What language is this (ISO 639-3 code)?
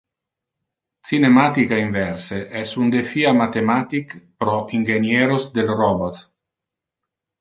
ina